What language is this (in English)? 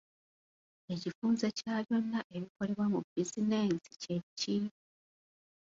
Ganda